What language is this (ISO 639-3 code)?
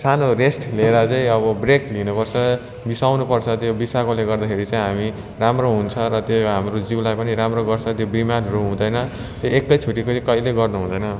nep